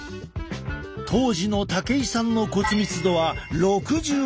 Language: Japanese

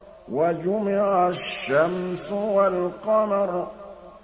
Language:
Arabic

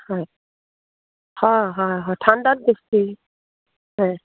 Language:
Assamese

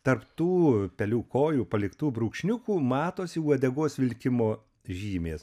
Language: Lithuanian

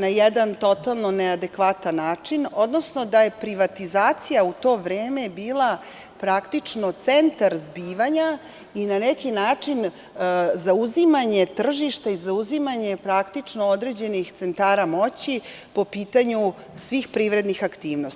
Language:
Serbian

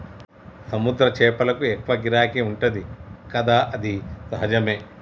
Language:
Telugu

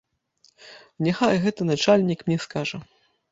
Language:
Belarusian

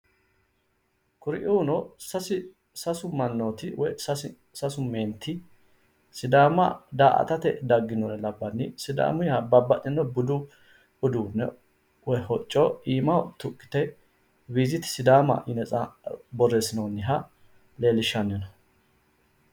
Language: Sidamo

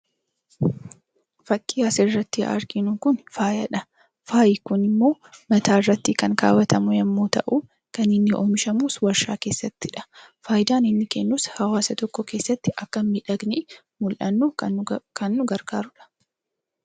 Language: Oromo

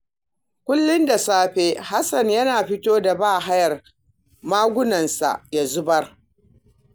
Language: Hausa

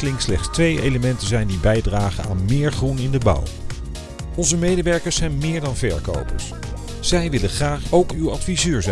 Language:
Dutch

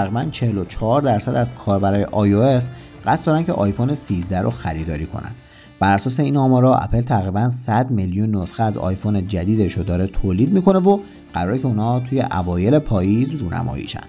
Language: Persian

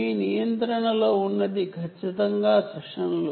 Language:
Telugu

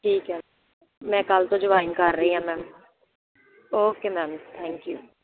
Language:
Punjabi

